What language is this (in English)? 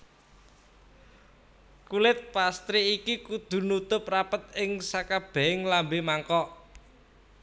Javanese